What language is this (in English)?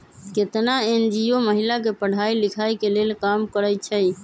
Magahi